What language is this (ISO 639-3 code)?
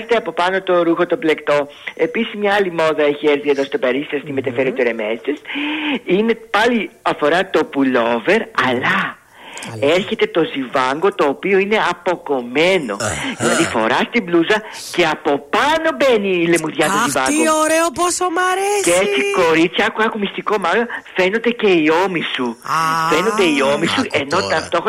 ell